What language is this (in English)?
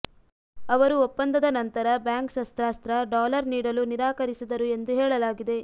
Kannada